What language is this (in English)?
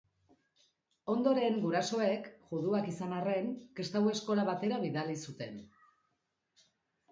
Basque